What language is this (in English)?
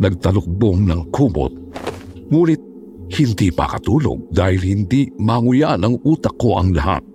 Filipino